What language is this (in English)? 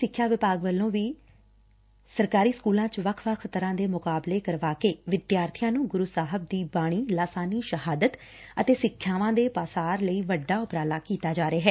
Punjabi